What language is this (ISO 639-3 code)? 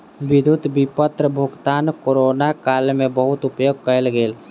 mai